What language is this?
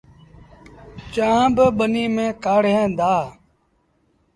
Sindhi Bhil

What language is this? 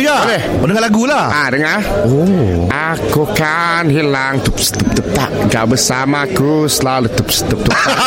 Malay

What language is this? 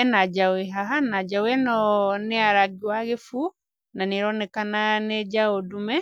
Kikuyu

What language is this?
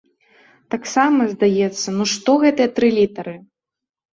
Belarusian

